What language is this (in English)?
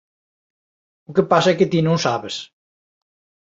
Galician